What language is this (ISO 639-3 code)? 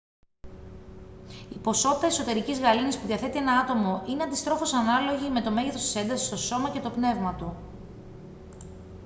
ell